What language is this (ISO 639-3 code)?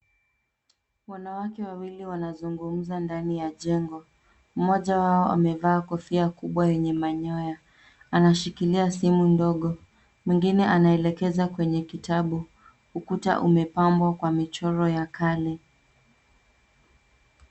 swa